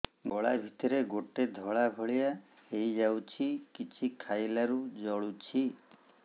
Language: Odia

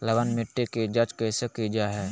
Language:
Magahi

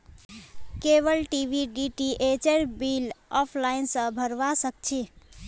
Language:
Magahi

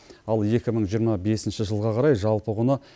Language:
Kazakh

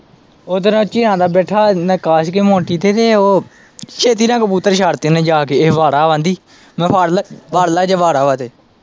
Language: Punjabi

